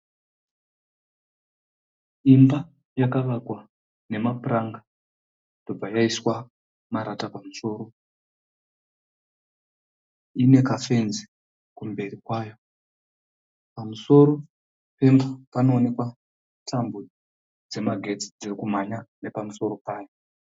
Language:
Shona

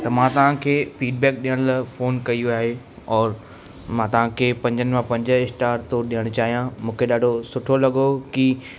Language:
Sindhi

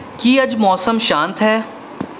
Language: Punjabi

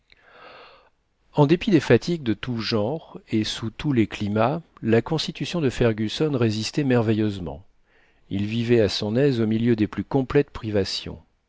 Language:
French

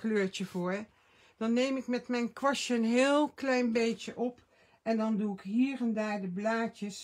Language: Dutch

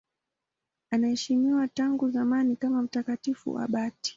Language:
Swahili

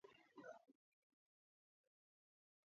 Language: Georgian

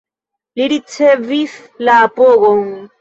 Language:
Esperanto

